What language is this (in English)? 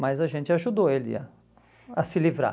Portuguese